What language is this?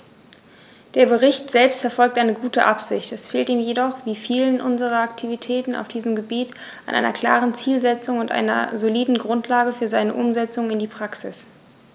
German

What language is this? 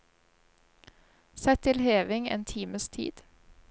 Norwegian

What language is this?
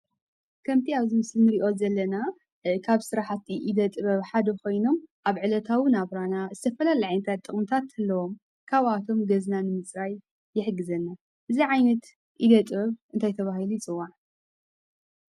Tigrinya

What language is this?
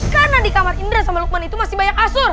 Indonesian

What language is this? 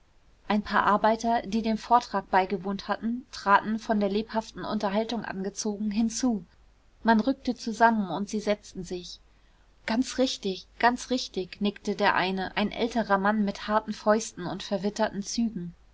German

